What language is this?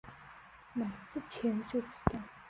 Chinese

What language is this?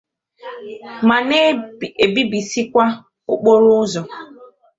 Igbo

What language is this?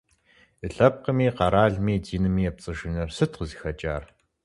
Kabardian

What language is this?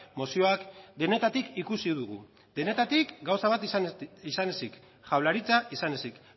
Basque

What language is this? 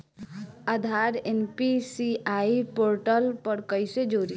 Bhojpuri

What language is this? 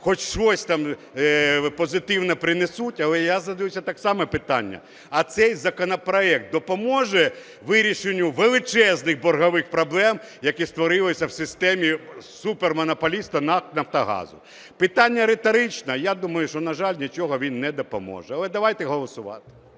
Ukrainian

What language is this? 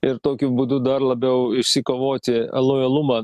Lithuanian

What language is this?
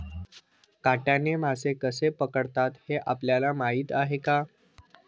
Marathi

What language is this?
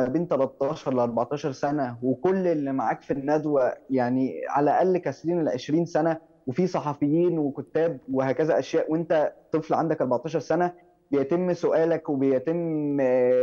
Arabic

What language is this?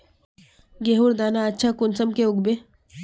Magahi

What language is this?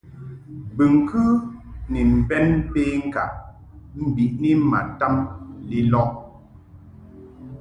Mungaka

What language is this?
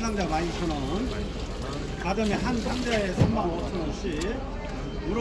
Korean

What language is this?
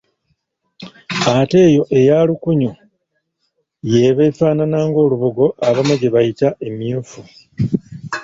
Ganda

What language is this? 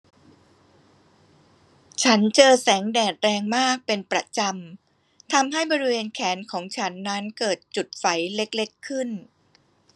Thai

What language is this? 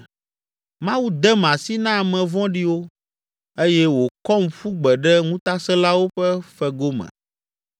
Ewe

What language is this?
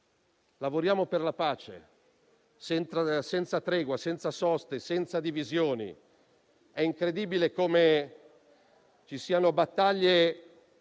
Italian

